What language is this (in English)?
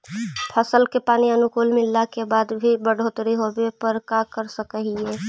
Magahi